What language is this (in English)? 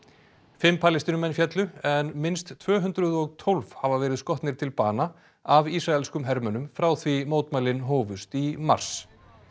Icelandic